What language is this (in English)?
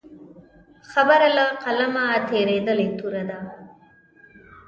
Pashto